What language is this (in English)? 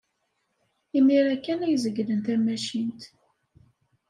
Kabyle